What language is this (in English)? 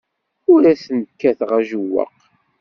Kabyle